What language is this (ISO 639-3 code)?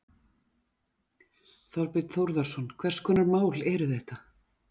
isl